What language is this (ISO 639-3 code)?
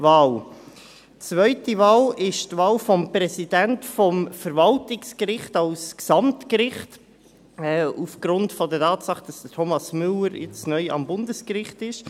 gsw